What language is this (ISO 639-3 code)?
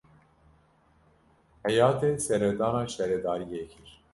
kur